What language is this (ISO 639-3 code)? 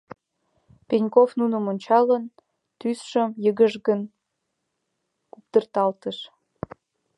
chm